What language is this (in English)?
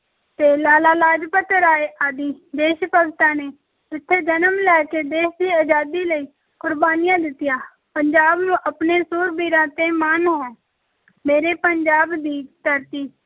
Punjabi